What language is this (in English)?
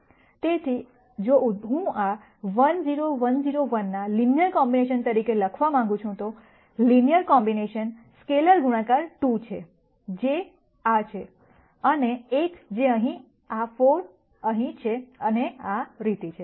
Gujarati